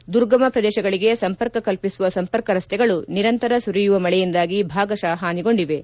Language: Kannada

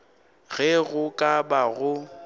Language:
Northern Sotho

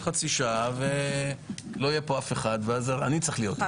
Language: Hebrew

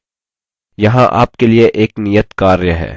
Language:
Hindi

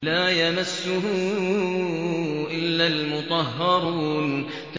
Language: Arabic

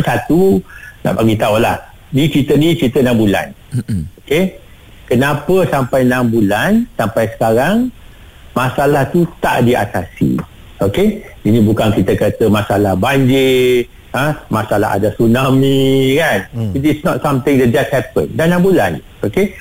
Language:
Malay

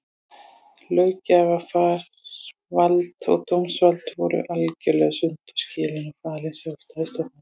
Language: Icelandic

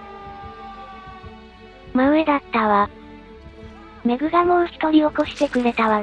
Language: Japanese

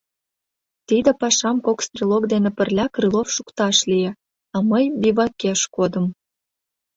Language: Mari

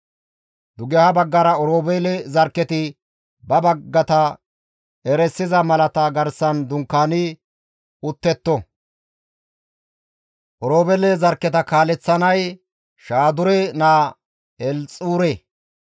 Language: Gamo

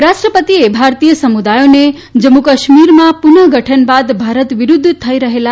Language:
Gujarati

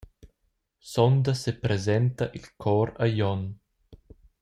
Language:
Romansh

